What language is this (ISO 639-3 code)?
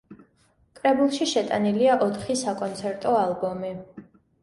kat